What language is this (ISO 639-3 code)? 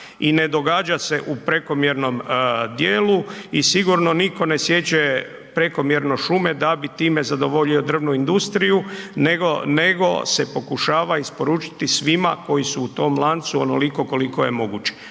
hrv